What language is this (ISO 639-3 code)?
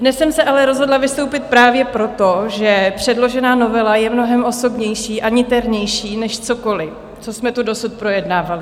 ces